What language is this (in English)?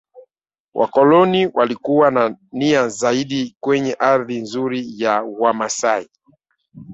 Swahili